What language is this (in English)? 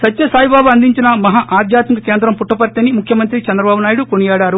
Telugu